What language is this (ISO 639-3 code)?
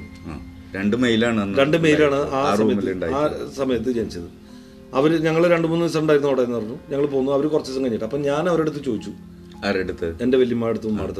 mal